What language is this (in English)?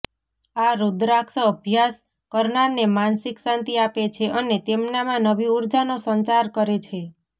Gujarati